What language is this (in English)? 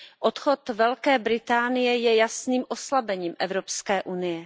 Czech